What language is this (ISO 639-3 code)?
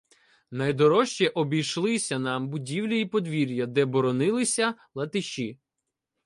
ukr